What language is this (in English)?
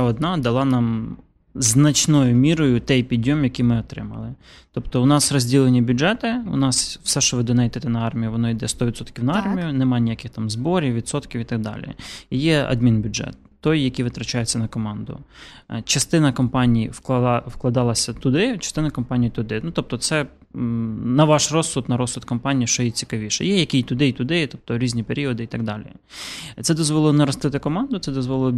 Ukrainian